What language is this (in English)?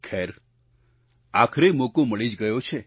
Gujarati